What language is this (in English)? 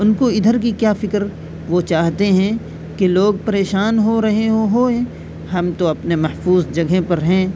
Urdu